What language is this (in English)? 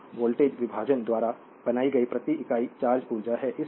Hindi